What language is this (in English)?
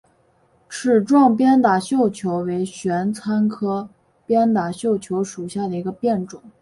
Chinese